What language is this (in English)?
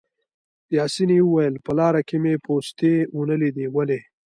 Pashto